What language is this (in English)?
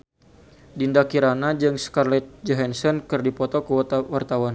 Sundanese